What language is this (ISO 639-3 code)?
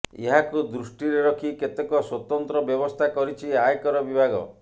ori